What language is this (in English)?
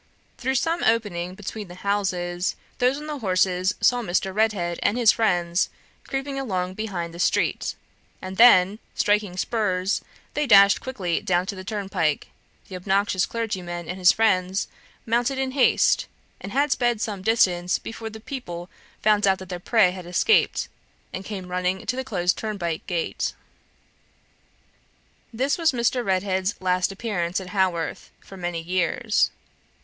English